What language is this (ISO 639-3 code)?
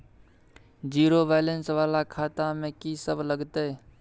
mai